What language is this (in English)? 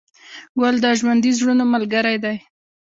Pashto